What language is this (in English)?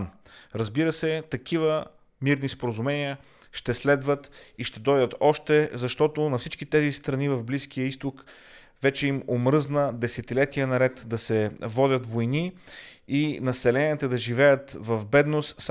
Bulgarian